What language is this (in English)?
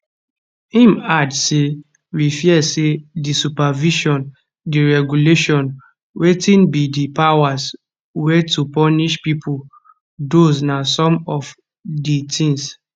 Nigerian Pidgin